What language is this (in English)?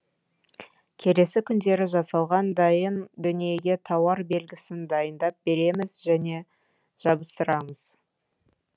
Kazakh